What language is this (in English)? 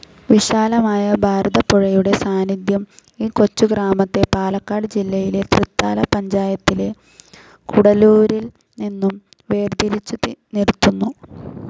Malayalam